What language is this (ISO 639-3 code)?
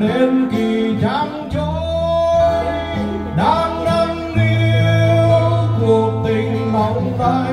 vie